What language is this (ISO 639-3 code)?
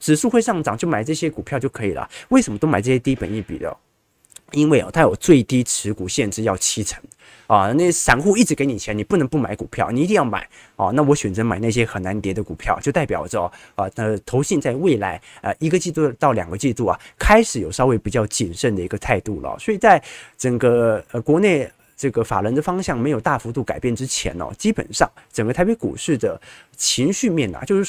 zho